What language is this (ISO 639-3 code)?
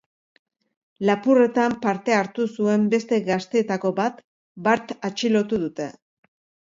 eus